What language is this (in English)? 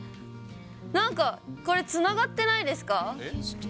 Japanese